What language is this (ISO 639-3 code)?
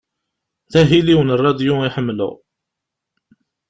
kab